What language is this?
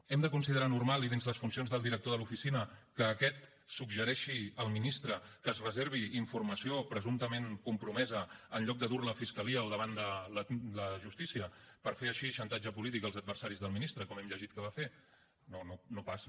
Catalan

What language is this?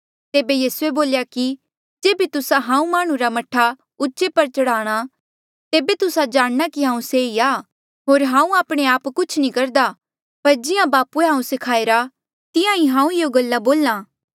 Mandeali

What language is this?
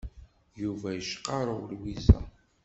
Kabyle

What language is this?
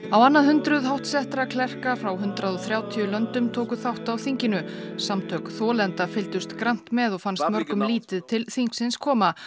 Icelandic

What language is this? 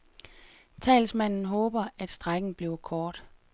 Danish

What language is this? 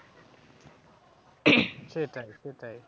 Bangla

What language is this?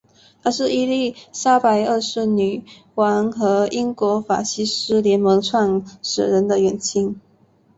Chinese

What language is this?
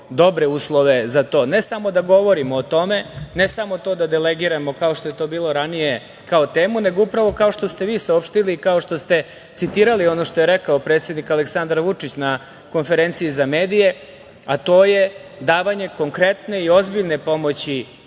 Serbian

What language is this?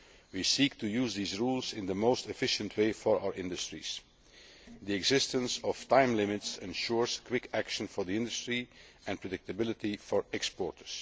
English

